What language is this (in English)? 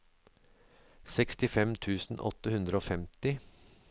Norwegian